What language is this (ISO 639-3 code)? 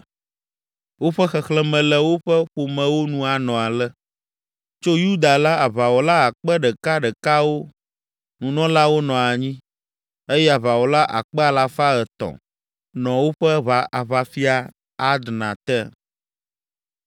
ewe